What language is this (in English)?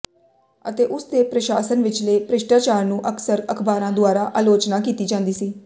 Punjabi